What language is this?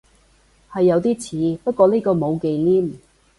Cantonese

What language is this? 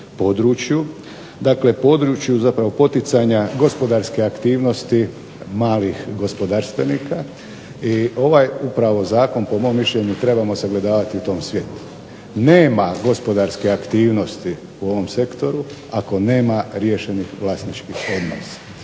Croatian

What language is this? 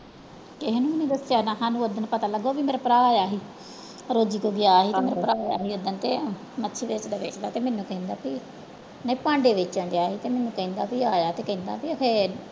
Punjabi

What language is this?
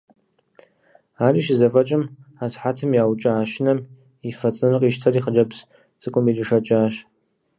Kabardian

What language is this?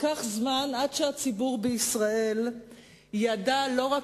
Hebrew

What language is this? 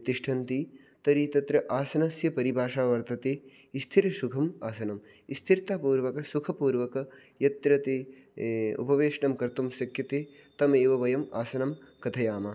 Sanskrit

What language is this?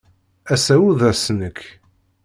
Kabyle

